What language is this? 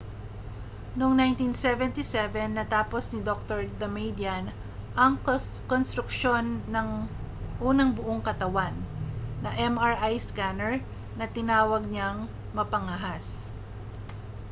Filipino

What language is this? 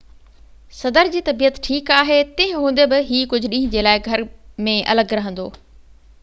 Sindhi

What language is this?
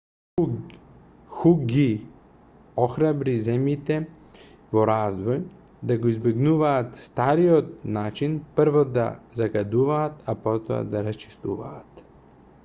Macedonian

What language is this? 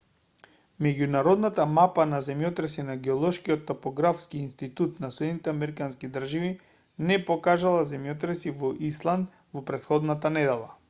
Macedonian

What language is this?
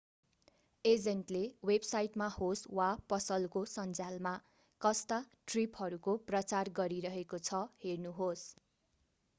Nepali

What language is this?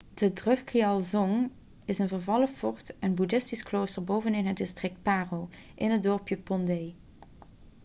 Dutch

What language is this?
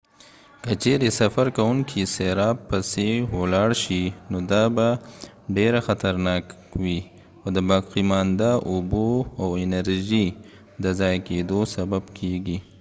Pashto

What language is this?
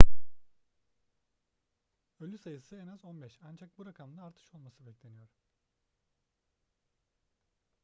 Turkish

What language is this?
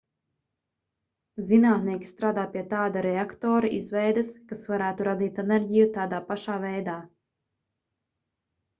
Latvian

